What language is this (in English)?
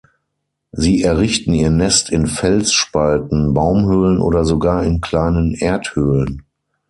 German